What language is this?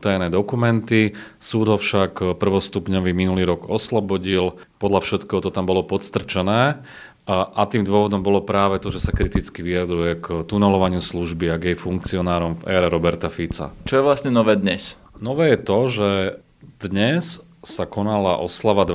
Slovak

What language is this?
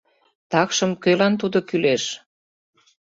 Mari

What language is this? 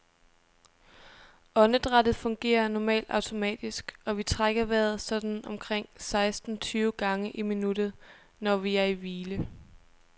Danish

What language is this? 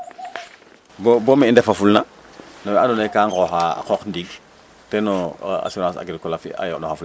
Serer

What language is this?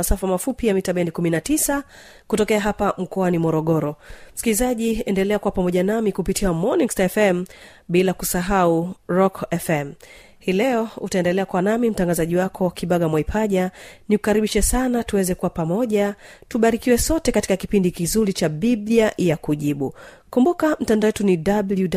Swahili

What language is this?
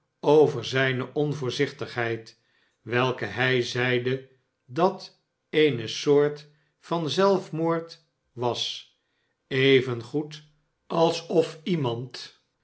Dutch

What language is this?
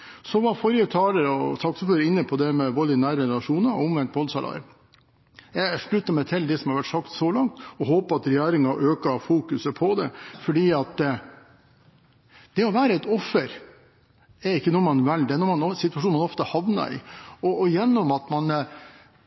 Norwegian Bokmål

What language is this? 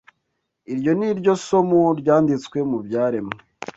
Kinyarwanda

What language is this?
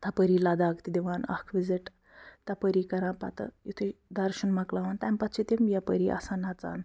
Kashmiri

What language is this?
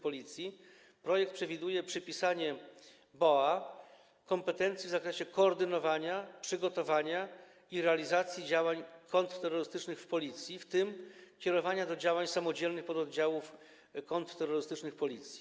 Polish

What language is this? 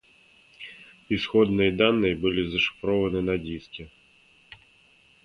Russian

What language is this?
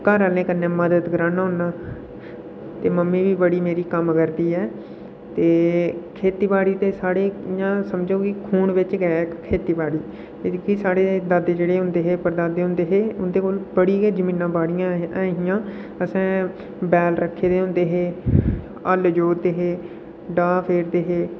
Dogri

